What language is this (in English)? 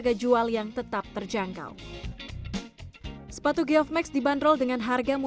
Indonesian